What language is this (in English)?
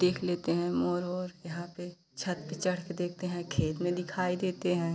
Hindi